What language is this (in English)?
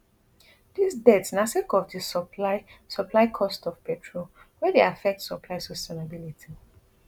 Nigerian Pidgin